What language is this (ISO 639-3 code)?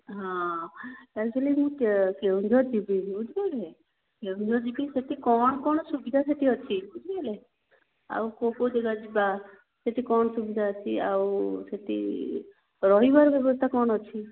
ori